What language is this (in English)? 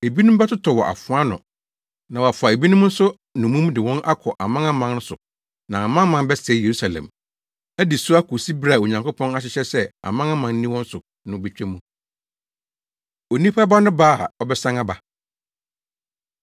Akan